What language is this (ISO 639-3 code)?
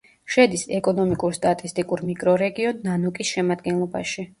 kat